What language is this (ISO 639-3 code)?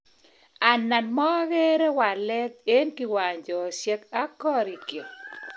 kln